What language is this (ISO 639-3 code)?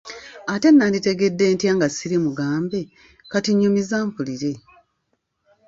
lug